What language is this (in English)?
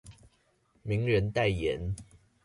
Chinese